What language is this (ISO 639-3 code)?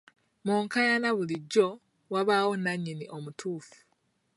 lug